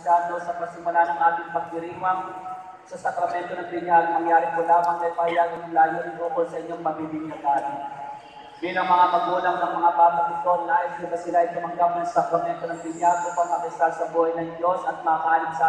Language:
Filipino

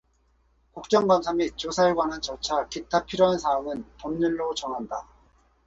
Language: Korean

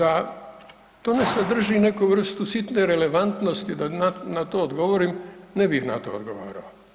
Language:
Croatian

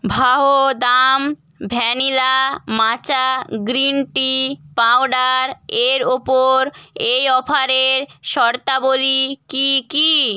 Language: Bangla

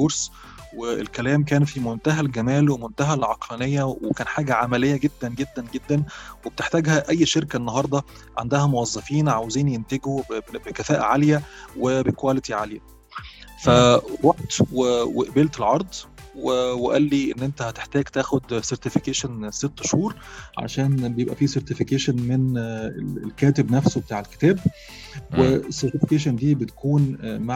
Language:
Arabic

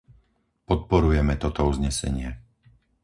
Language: Slovak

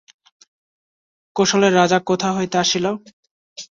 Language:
Bangla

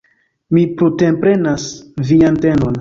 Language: Esperanto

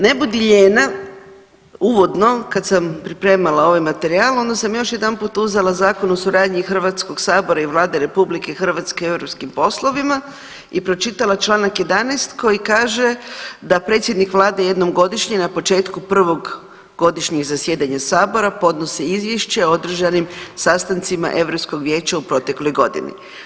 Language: Croatian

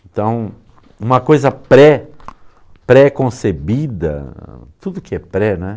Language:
Portuguese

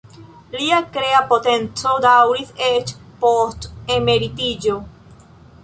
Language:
Esperanto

